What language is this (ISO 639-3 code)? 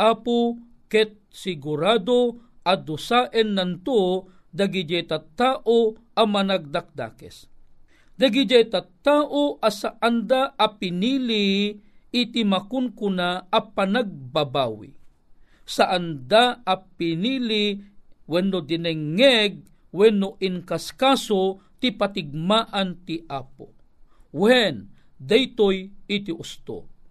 fil